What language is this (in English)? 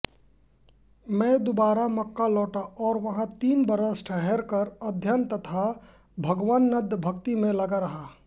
Hindi